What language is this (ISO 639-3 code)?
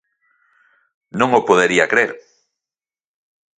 glg